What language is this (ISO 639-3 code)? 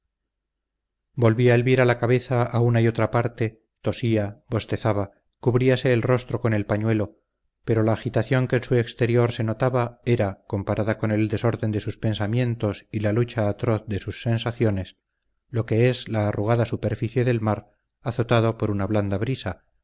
spa